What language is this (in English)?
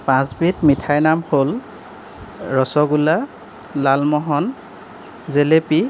Assamese